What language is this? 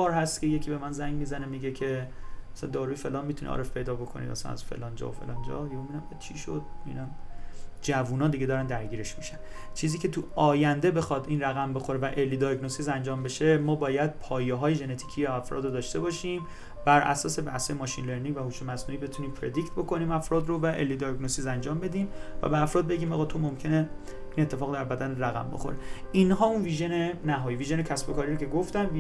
Persian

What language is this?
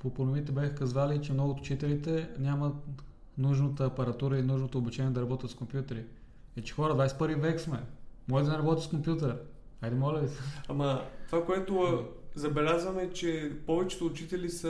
Bulgarian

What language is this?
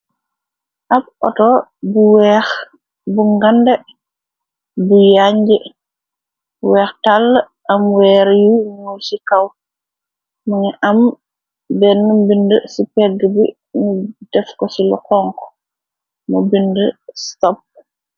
Wolof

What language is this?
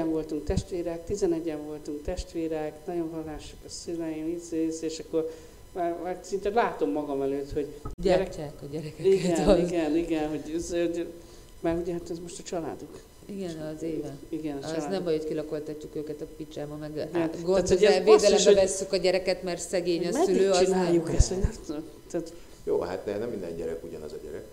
Hungarian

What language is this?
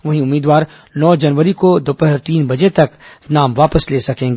Hindi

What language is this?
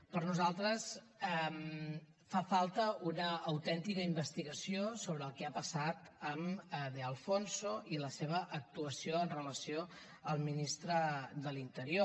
Catalan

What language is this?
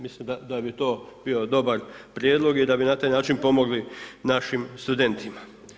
Croatian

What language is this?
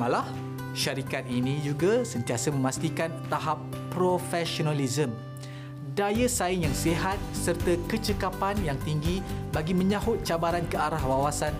Malay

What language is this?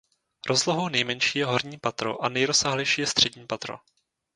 Czech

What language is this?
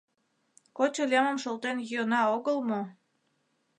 Mari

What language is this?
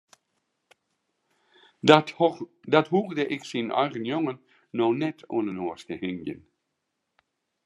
Western Frisian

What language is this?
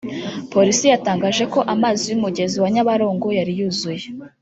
Kinyarwanda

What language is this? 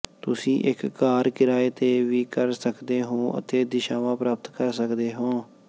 Punjabi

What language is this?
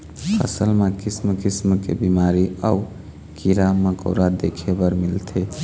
Chhattisgarhi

